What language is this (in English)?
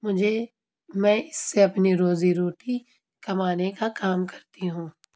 Urdu